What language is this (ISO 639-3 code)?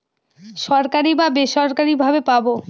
ben